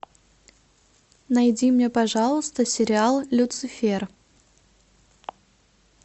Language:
Russian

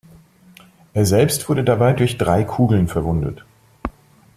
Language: German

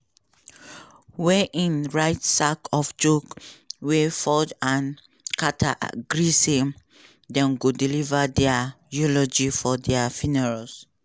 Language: Nigerian Pidgin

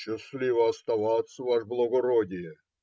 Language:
Russian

